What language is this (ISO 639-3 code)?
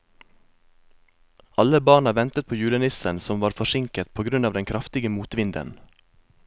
nor